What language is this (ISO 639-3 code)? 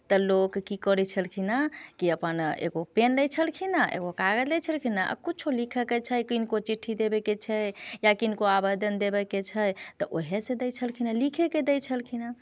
mai